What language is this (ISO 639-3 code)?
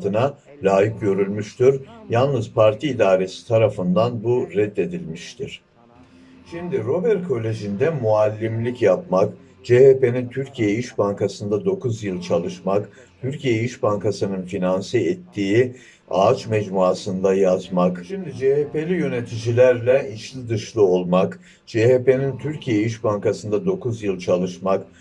tur